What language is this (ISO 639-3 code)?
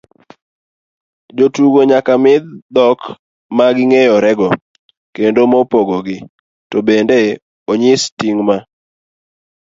luo